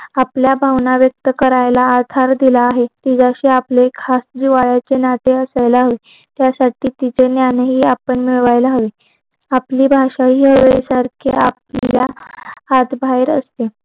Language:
Marathi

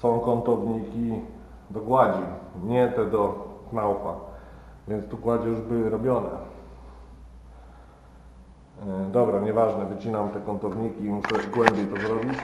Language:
Polish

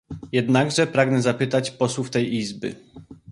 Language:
Polish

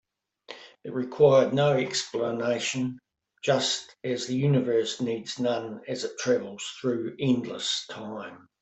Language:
English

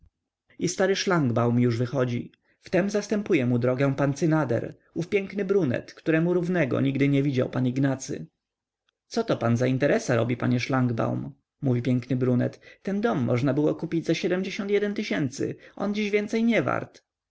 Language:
Polish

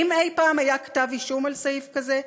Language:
Hebrew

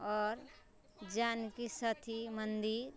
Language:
Maithili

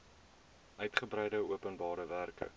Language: Afrikaans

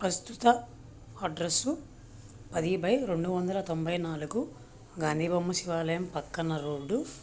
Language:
Telugu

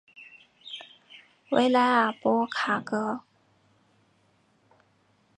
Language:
Chinese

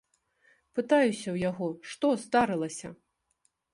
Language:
Belarusian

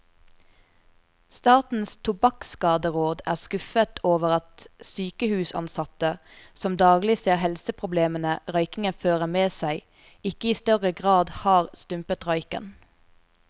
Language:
Norwegian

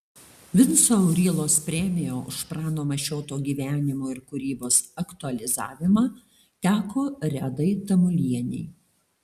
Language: Lithuanian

